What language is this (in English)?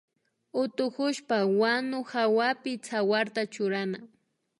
Imbabura Highland Quichua